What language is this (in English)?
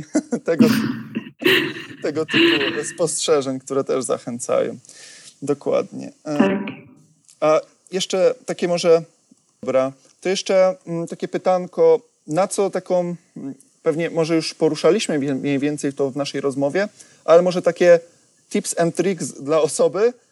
Polish